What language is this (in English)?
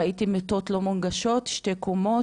Hebrew